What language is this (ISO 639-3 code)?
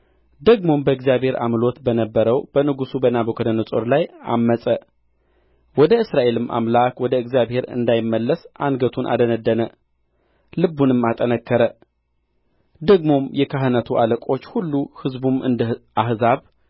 amh